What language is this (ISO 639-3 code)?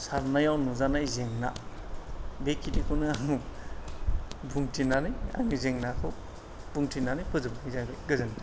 brx